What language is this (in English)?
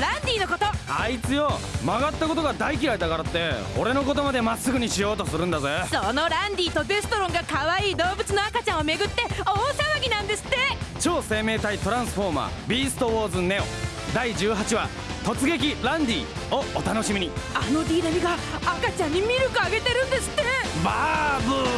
Japanese